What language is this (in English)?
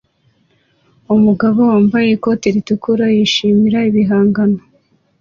Kinyarwanda